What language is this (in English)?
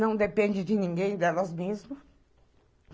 Portuguese